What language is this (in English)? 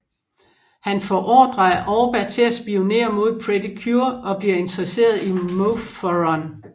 Danish